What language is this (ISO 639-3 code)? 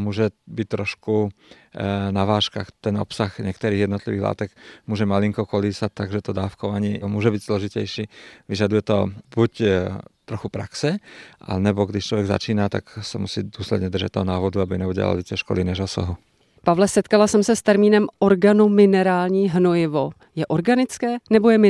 ces